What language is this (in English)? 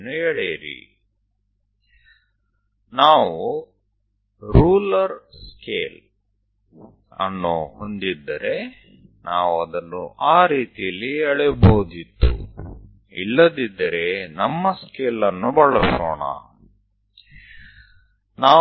Gujarati